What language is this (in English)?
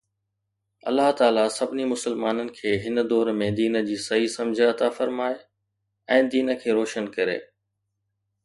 Sindhi